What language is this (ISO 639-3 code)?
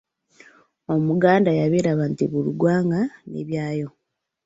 lug